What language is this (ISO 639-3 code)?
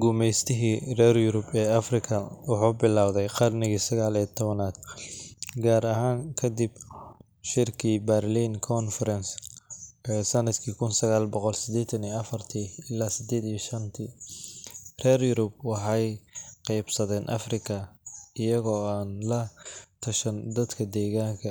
som